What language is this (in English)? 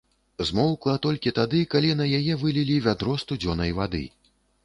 Belarusian